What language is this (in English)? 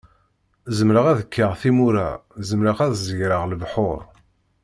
Kabyle